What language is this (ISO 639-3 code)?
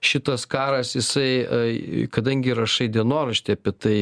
lit